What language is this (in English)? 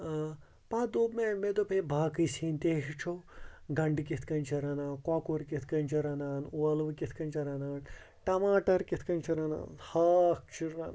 Kashmiri